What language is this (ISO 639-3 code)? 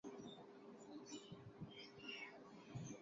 skr